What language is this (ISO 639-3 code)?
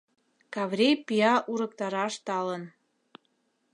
chm